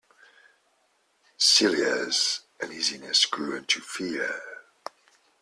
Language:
English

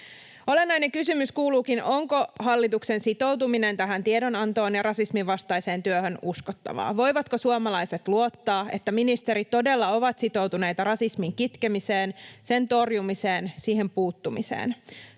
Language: Finnish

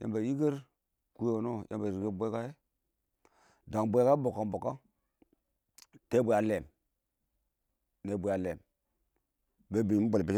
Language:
Awak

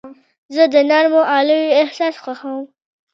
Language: Pashto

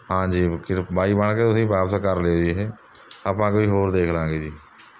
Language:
Punjabi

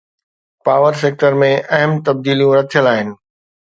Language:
Sindhi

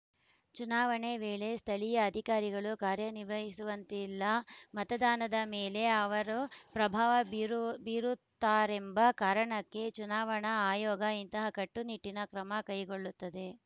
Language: Kannada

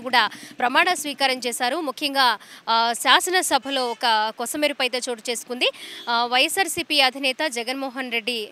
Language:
Telugu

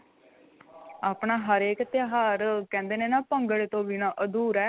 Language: Punjabi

